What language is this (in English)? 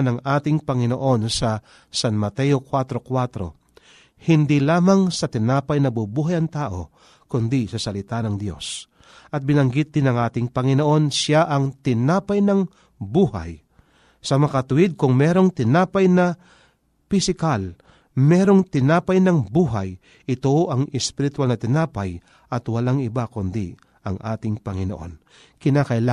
Filipino